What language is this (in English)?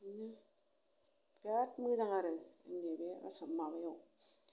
Bodo